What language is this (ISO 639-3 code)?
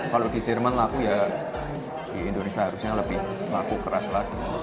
ind